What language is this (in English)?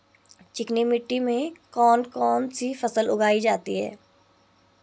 Hindi